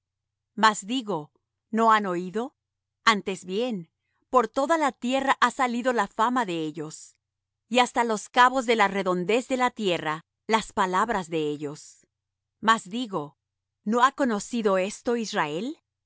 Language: Spanish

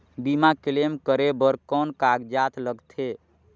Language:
Chhattisgarhi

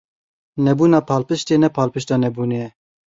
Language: Kurdish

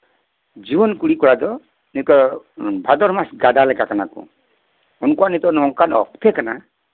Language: Santali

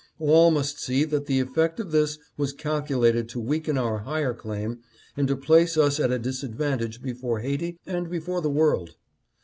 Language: English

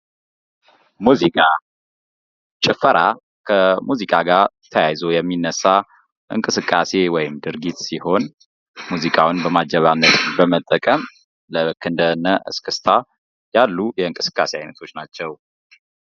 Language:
Amharic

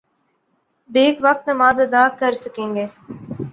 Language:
Urdu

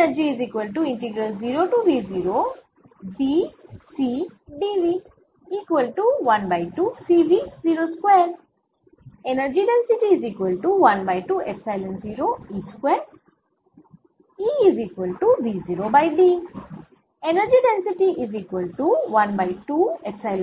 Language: Bangla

